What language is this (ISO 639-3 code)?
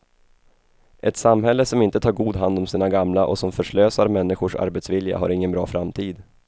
swe